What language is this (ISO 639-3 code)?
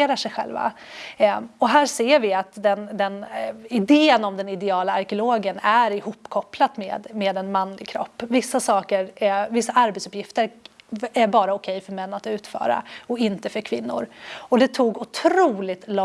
swe